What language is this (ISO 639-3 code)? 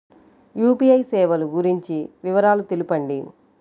tel